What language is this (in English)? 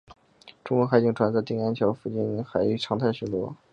Chinese